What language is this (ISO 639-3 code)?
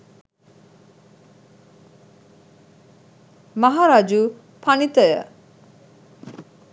sin